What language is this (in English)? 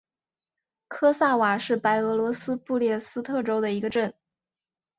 Chinese